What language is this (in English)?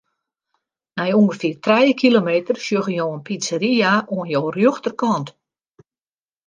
Western Frisian